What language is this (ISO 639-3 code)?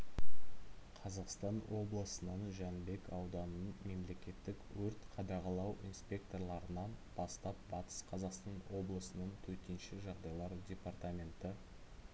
kaz